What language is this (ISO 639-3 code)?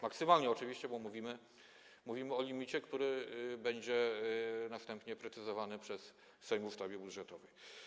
pol